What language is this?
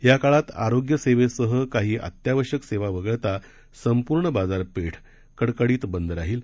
Marathi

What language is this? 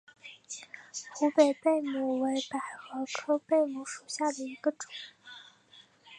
Chinese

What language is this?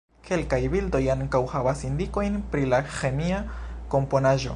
Esperanto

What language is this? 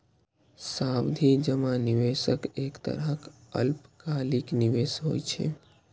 Maithili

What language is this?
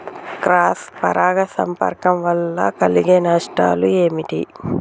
Telugu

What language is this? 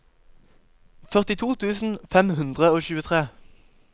Norwegian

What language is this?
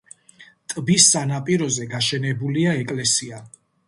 Georgian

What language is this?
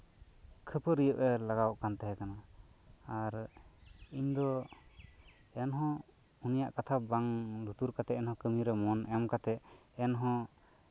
Santali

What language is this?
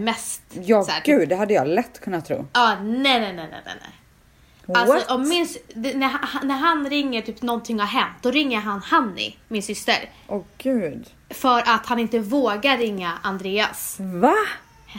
Swedish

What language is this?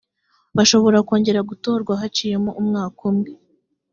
Kinyarwanda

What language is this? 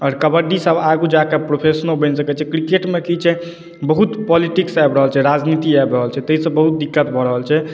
Maithili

